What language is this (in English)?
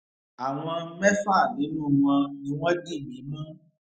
Yoruba